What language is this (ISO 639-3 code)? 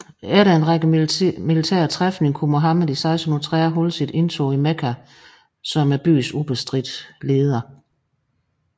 dan